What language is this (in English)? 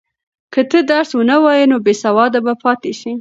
Pashto